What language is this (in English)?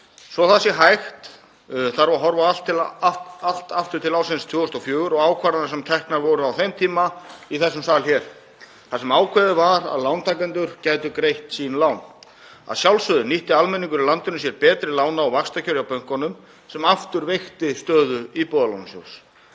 Icelandic